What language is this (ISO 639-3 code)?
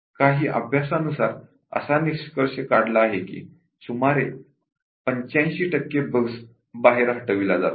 mar